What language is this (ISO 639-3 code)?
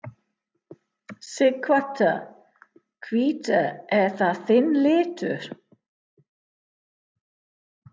isl